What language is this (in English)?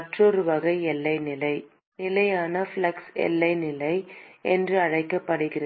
Tamil